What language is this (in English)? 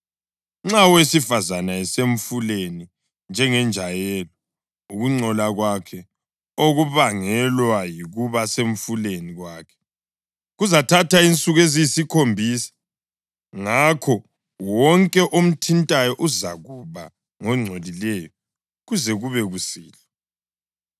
North Ndebele